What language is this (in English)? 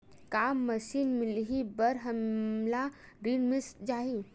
Chhattisgarhi